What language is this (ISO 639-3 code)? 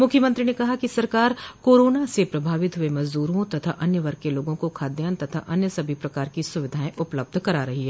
hin